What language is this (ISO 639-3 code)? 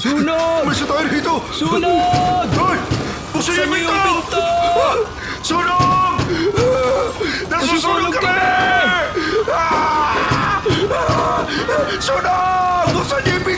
fil